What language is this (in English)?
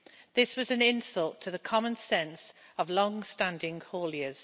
English